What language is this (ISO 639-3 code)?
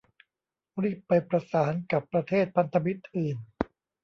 tha